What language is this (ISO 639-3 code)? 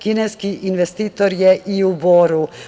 srp